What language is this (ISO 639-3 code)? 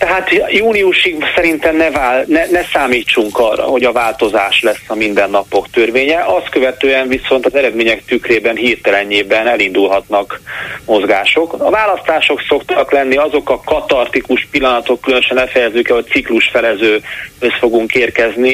hun